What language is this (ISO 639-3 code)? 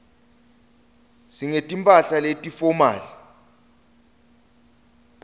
ssw